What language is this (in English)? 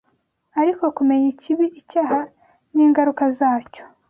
Kinyarwanda